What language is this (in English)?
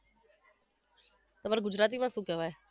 Gujarati